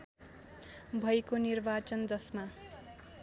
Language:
Nepali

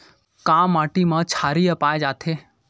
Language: Chhattisgarhi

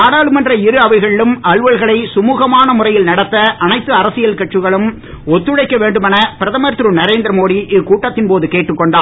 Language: Tamil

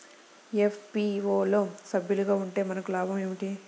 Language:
Telugu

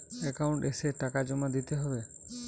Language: Bangla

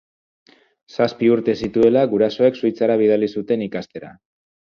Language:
Basque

